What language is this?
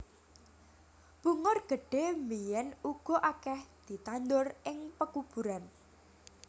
Javanese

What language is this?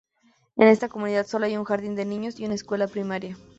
Spanish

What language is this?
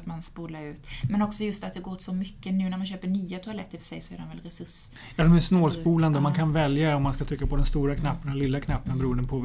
Swedish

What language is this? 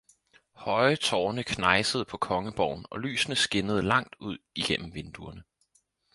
Danish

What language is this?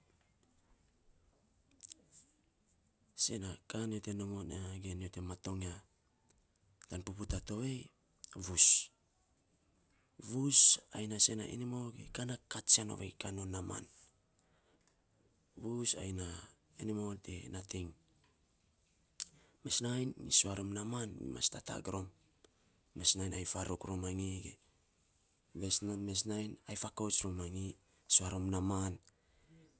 Saposa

